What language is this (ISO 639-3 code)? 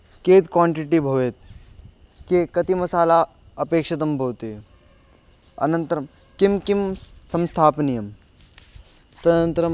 san